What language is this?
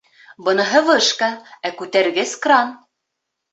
Bashkir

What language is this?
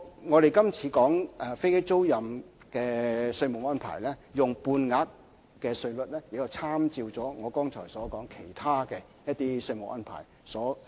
Cantonese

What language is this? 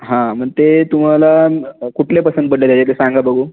Marathi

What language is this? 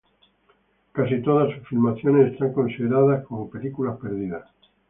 Spanish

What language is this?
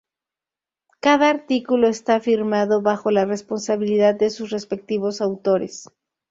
Spanish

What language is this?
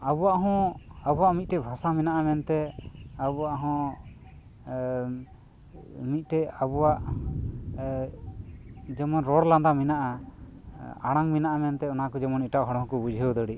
Santali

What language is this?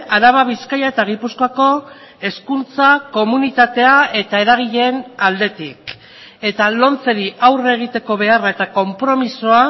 Basque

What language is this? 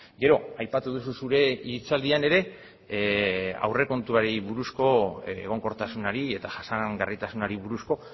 Basque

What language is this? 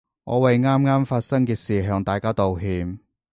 Cantonese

